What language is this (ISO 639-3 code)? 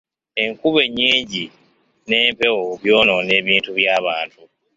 lug